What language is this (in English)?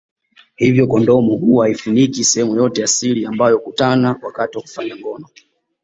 Swahili